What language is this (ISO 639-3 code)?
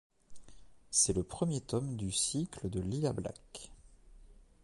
fra